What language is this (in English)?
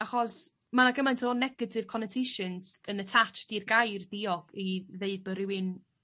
Welsh